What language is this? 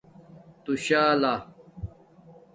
Domaaki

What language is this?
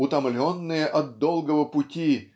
Russian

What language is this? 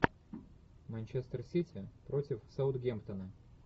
Russian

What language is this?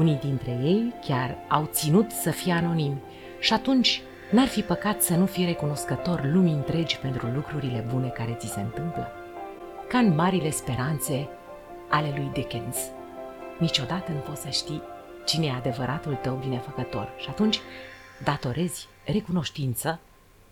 Romanian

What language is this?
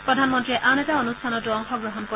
Assamese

